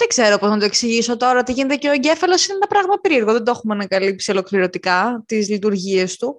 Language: Greek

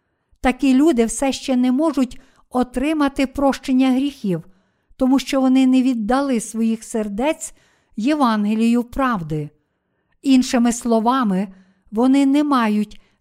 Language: Ukrainian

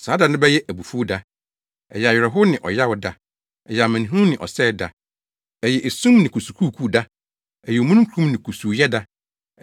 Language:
Akan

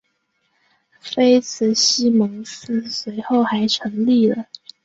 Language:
Chinese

